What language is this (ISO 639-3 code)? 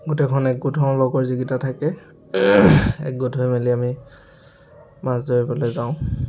asm